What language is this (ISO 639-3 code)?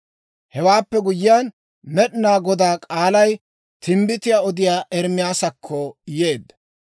dwr